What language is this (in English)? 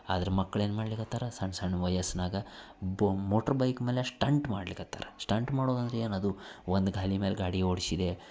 Kannada